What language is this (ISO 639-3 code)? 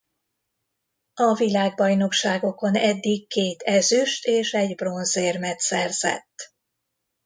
hun